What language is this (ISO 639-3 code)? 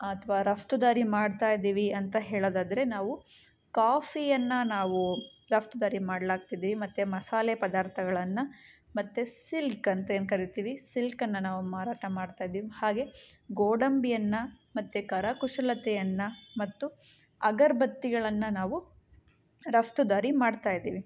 kan